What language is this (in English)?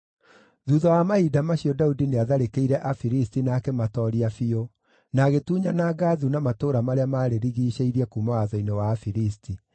Kikuyu